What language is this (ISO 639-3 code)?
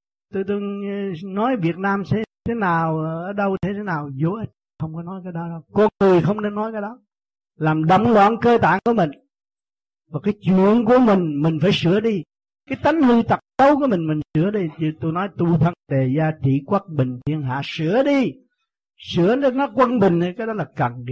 vie